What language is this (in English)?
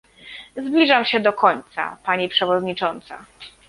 Polish